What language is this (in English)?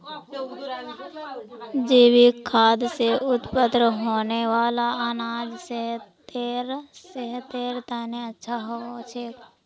Magahi